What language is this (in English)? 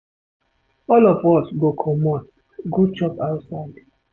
Nigerian Pidgin